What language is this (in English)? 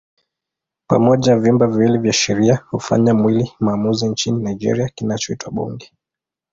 Swahili